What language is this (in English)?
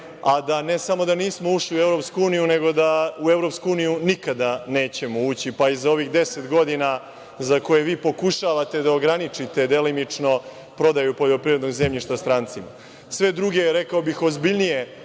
Serbian